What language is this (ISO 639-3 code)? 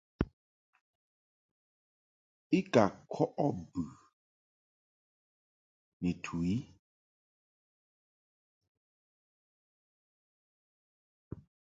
mhk